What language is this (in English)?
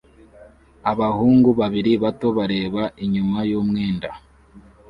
Kinyarwanda